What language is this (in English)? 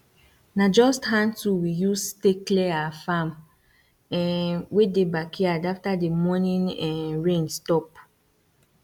Nigerian Pidgin